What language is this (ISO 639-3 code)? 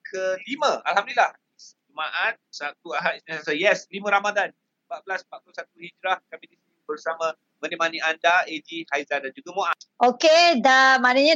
msa